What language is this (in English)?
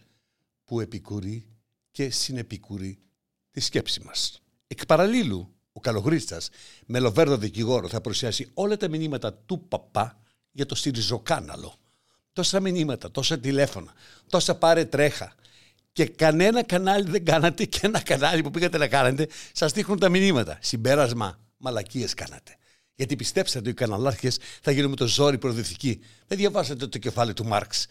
Greek